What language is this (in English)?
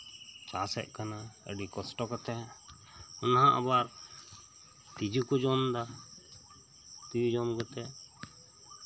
Santali